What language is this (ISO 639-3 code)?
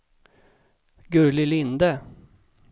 swe